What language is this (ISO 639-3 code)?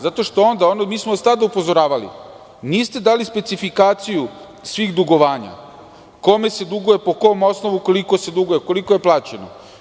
srp